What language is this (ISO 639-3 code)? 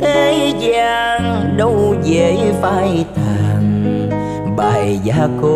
vie